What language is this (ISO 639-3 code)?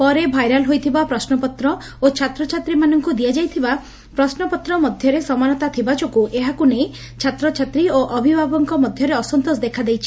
ori